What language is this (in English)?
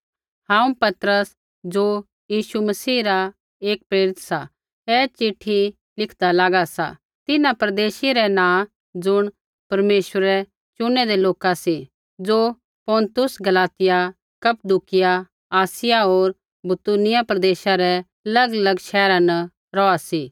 Kullu Pahari